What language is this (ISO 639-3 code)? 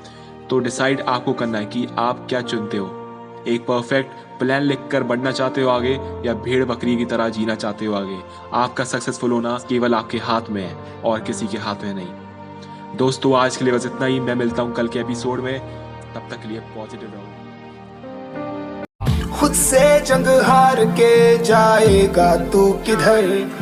hin